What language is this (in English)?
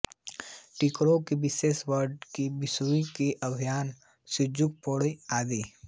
Hindi